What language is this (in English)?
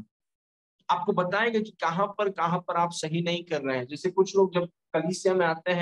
Hindi